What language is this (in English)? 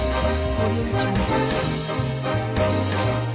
Thai